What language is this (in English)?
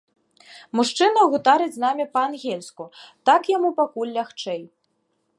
Belarusian